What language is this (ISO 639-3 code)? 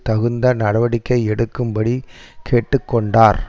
tam